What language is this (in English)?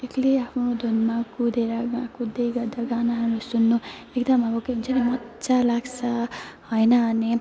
Nepali